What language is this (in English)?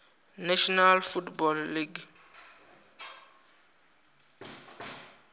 Venda